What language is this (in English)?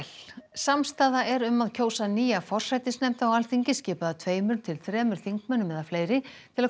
Icelandic